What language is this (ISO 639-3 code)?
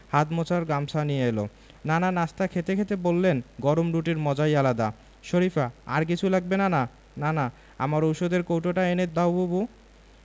ben